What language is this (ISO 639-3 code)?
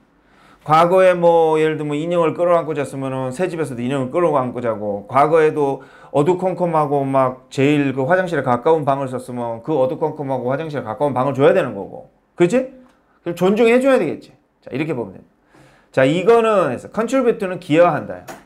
kor